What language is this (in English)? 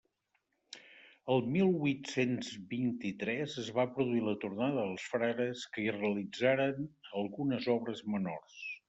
Catalan